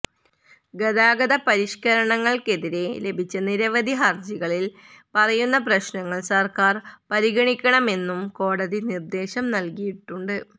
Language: Malayalam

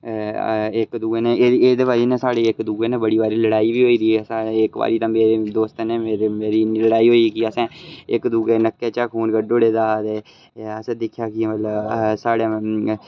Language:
Dogri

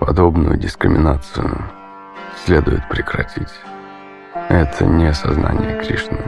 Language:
Russian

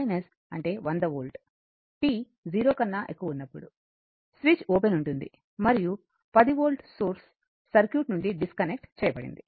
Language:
Telugu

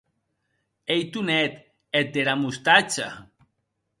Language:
Occitan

